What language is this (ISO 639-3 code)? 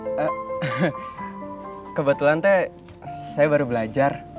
ind